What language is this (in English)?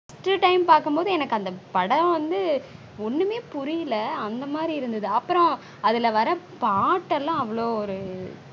Tamil